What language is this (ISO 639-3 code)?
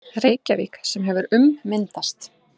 isl